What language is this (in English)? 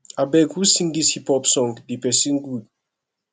Nigerian Pidgin